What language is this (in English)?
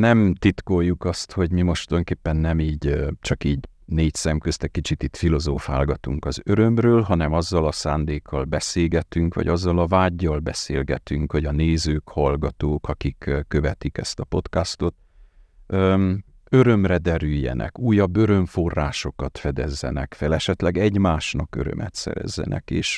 Hungarian